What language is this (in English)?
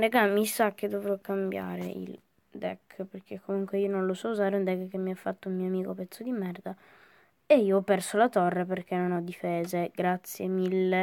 Italian